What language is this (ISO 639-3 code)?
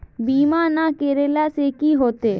mag